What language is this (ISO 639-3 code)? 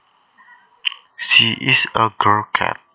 jav